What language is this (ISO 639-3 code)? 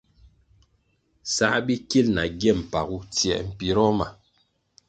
nmg